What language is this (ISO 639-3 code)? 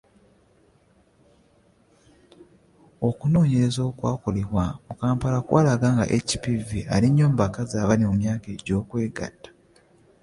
lug